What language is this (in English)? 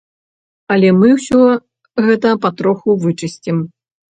Belarusian